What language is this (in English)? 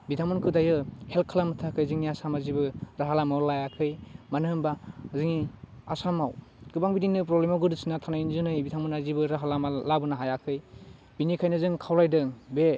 Bodo